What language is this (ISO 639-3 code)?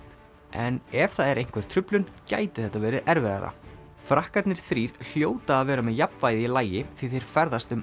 isl